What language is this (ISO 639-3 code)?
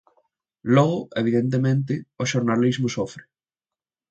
glg